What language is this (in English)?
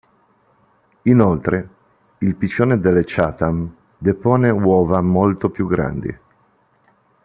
Italian